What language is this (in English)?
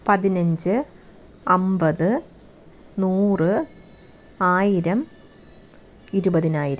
Malayalam